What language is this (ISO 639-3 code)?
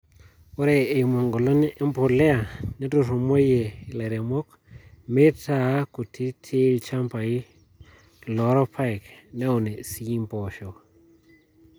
mas